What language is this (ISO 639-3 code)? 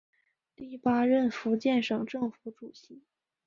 zho